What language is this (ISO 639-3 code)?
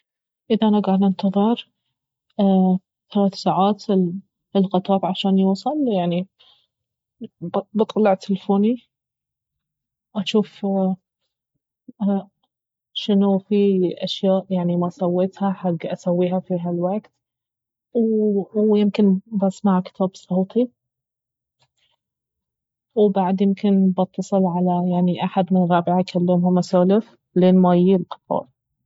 abv